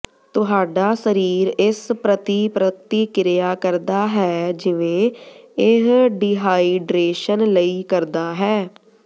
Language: Punjabi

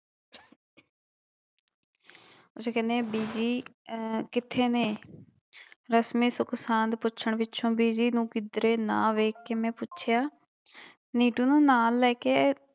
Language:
Punjabi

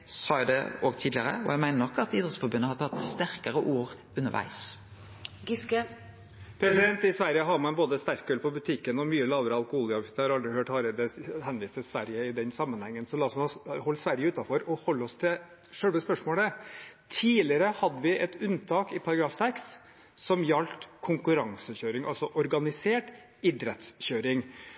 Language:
Norwegian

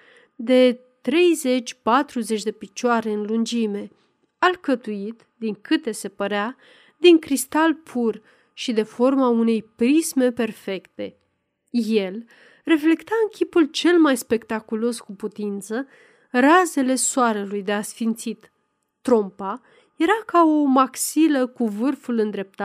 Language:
Romanian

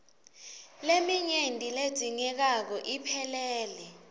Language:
Swati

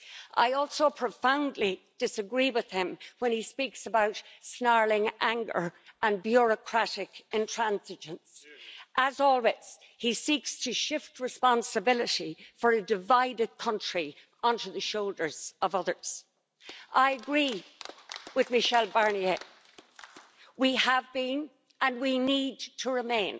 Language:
English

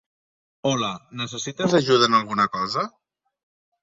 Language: Catalan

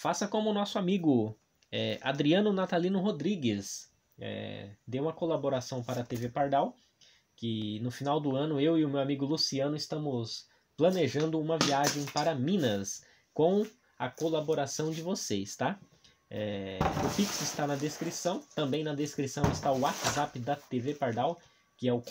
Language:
Portuguese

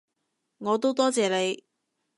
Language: Cantonese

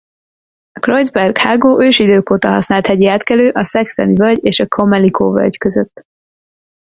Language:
Hungarian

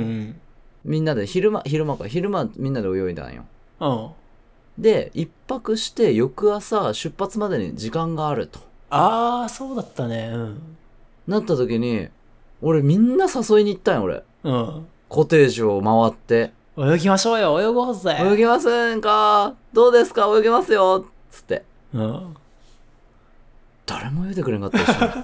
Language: Japanese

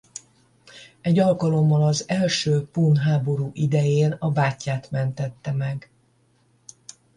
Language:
Hungarian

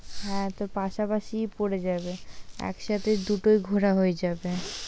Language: Bangla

